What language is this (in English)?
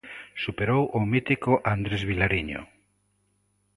Galician